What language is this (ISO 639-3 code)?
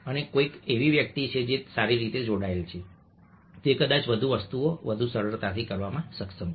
guj